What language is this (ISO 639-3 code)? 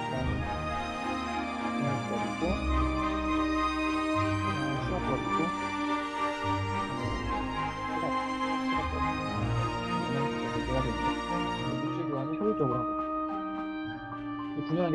kor